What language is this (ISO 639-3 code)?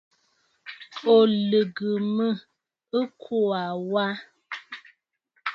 bfd